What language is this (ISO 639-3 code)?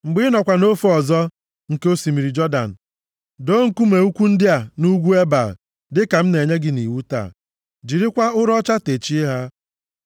ibo